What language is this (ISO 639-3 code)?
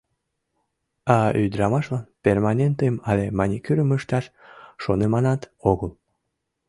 chm